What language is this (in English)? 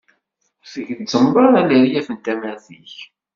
Kabyle